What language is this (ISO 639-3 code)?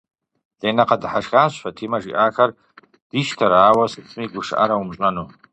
kbd